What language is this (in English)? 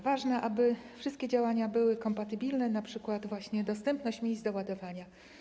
Polish